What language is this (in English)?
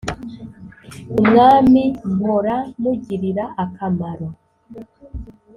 Kinyarwanda